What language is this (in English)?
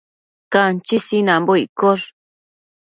Matsés